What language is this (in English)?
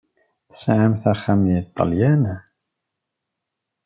Kabyle